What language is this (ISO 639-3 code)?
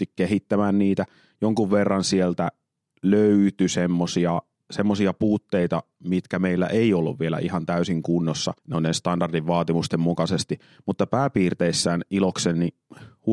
fin